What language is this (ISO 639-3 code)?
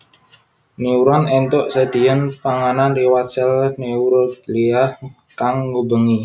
jav